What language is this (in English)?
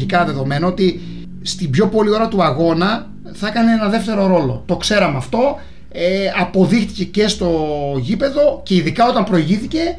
Greek